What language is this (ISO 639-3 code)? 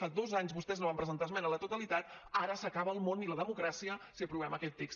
cat